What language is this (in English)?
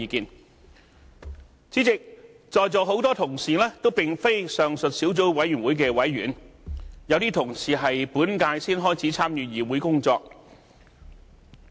Cantonese